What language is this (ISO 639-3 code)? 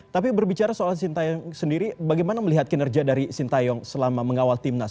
ind